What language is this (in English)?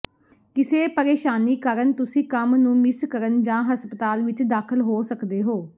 Punjabi